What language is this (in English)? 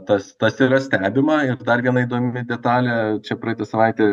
Lithuanian